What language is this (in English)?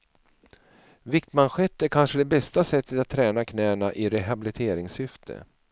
Swedish